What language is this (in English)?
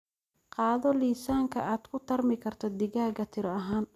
Somali